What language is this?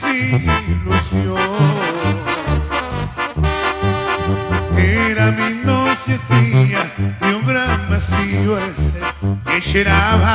Spanish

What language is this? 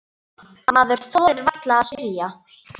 Icelandic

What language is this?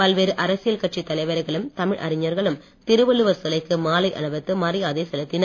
Tamil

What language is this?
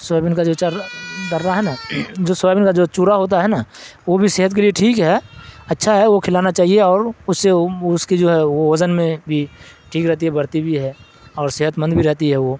Urdu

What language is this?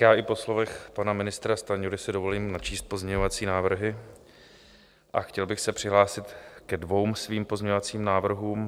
Czech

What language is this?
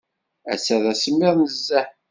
Kabyle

